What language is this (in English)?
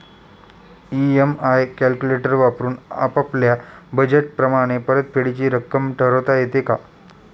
Marathi